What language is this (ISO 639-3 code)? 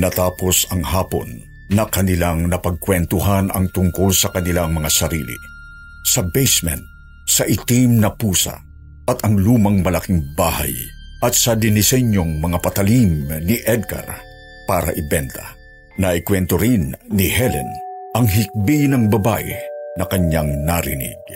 fil